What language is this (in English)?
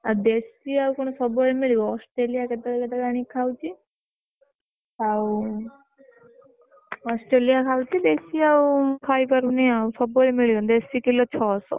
Odia